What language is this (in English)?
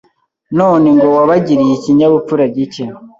Kinyarwanda